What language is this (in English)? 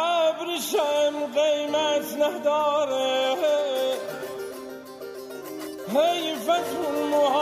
Persian